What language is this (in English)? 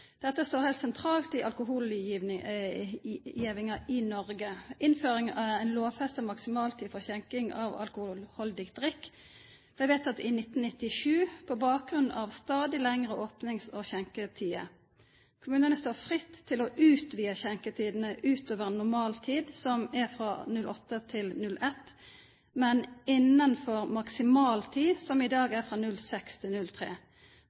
Norwegian Nynorsk